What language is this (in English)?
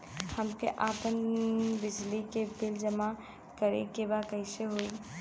Bhojpuri